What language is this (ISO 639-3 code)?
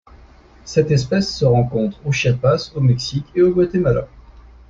fra